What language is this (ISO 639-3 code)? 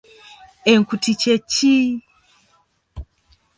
lug